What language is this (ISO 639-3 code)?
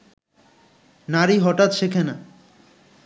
ben